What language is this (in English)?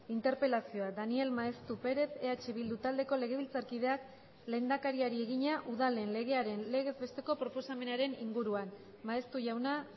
Basque